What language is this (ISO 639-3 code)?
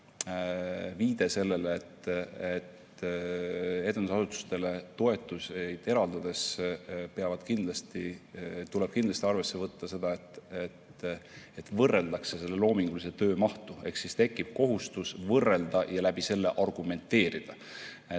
est